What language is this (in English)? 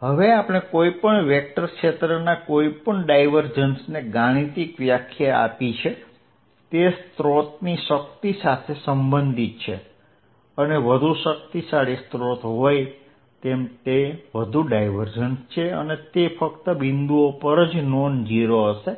Gujarati